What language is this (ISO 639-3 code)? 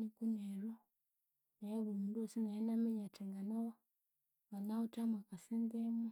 koo